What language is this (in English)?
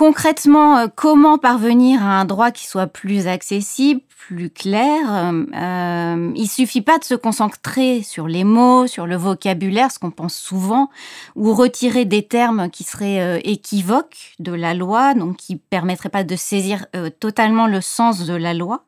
French